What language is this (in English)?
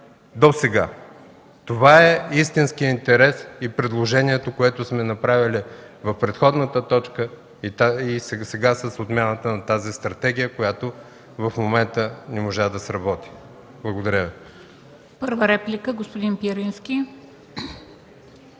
Bulgarian